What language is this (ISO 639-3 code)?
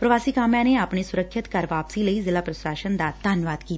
pan